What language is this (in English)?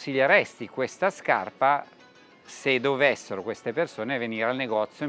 Italian